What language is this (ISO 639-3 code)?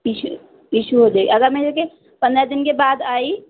urd